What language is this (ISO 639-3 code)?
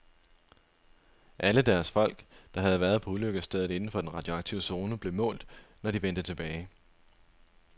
dan